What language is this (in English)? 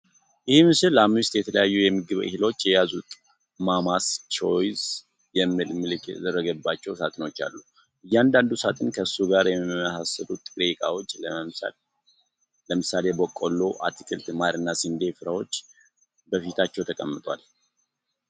Amharic